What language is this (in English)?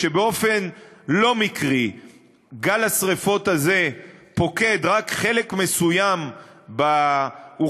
Hebrew